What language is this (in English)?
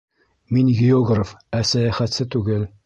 Bashkir